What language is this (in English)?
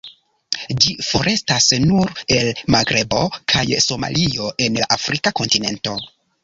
Esperanto